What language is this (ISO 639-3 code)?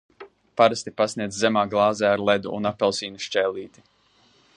lav